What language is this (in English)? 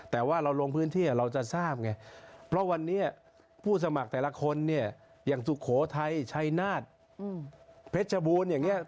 Thai